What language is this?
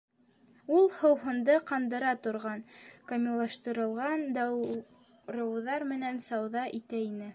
Bashkir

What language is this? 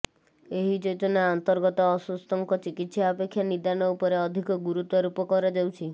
Odia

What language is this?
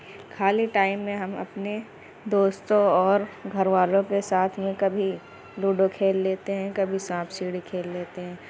Urdu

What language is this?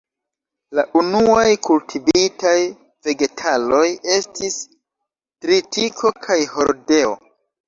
Esperanto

